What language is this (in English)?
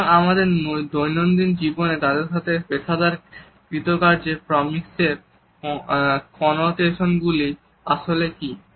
Bangla